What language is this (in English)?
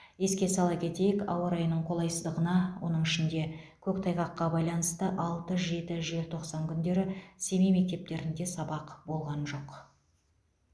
Kazakh